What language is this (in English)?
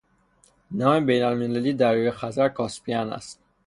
Persian